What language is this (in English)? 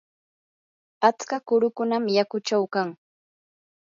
Yanahuanca Pasco Quechua